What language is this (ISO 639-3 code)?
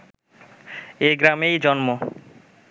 ben